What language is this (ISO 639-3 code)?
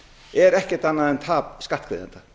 isl